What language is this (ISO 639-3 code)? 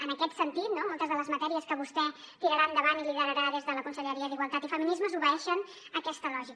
cat